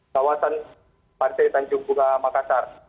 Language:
Indonesian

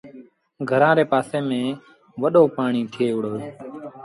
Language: Sindhi Bhil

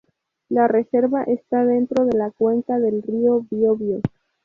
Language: Spanish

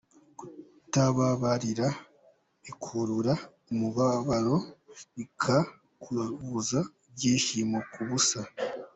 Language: Kinyarwanda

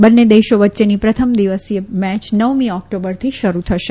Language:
Gujarati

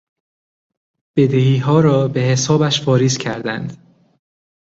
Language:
Persian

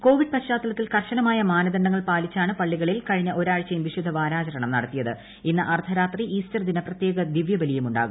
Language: Malayalam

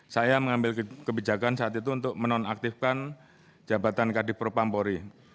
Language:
Indonesian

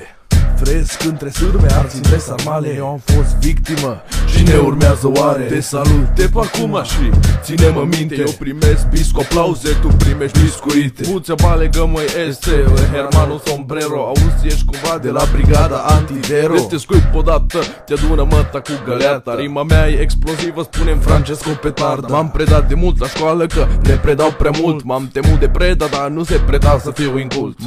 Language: Romanian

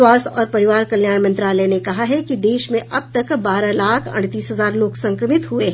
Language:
Hindi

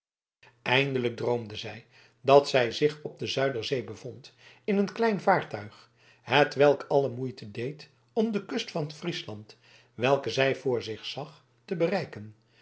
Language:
Dutch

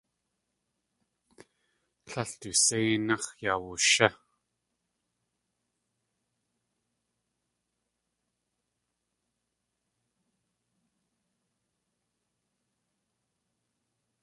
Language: Tlingit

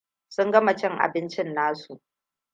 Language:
Hausa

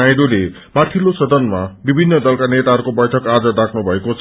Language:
Nepali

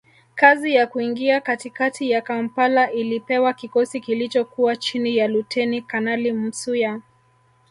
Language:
Swahili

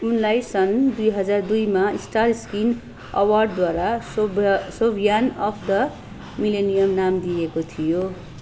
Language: Nepali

